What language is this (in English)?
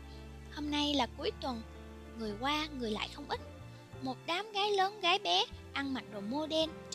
Vietnamese